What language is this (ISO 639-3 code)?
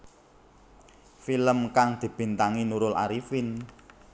jav